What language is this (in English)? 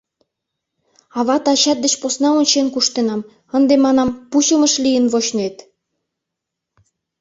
Mari